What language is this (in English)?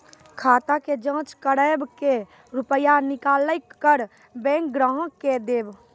Maithili